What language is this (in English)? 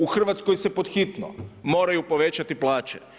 Croatian